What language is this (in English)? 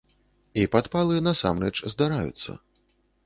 Belarusian